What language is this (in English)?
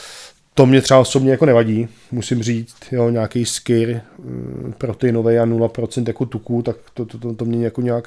Czech